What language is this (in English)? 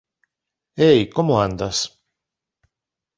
Galician